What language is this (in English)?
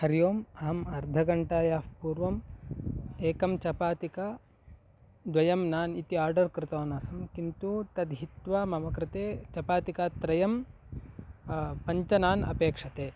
Sanskrit